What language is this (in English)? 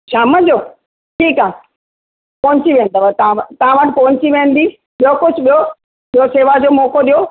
Sindhi